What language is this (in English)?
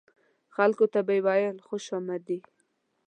Pashto